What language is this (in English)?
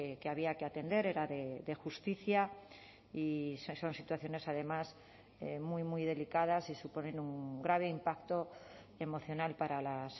Spanish